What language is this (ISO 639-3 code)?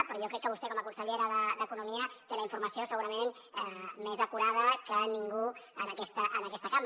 cat